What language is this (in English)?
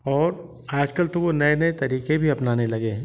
Hindi